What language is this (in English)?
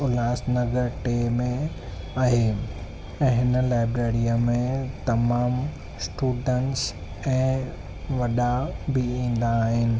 Sindhi